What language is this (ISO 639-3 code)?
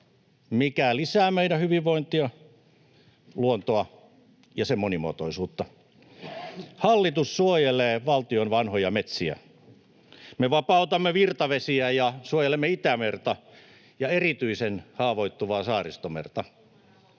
fin